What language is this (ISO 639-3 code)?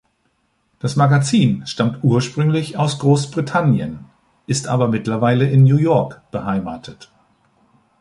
deu